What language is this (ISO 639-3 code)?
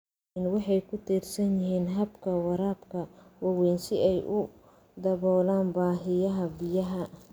som